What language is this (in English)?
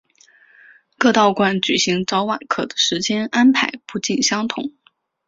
Chinese